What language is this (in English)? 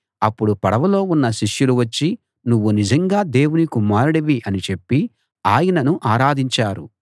Telugu